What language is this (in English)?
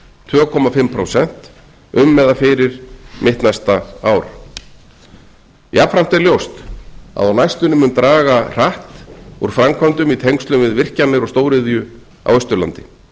Icelandic